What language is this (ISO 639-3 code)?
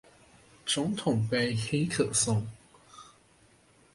zho